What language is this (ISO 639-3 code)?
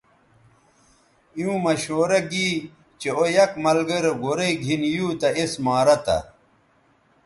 btv